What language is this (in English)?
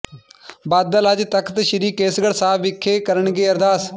Punjabi